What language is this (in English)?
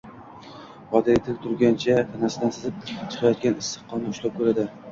Uzbek